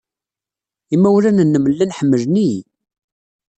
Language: Kabyle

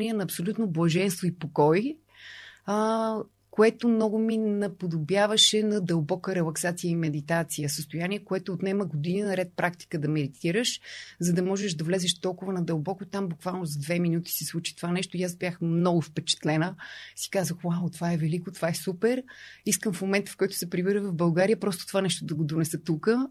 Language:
Bulgarian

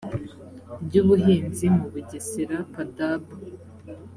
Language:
Kinyarwanda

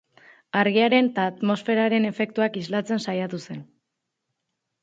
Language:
Basque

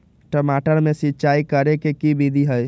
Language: Magahi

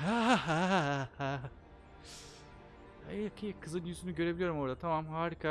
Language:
Turkish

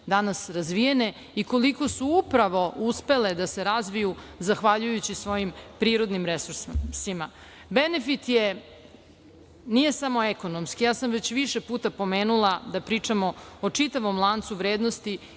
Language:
Serbian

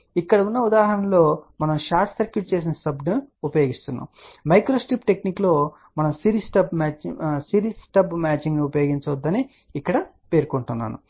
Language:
Telugu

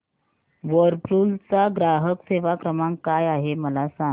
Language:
Marathi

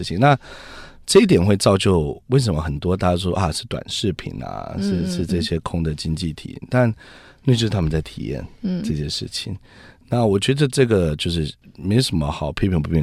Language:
Chinese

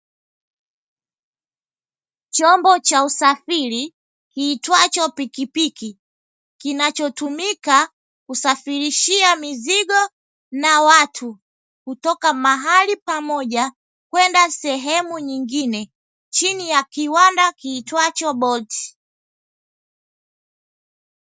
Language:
Swahili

